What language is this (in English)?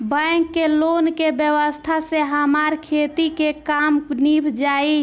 Bhojpuri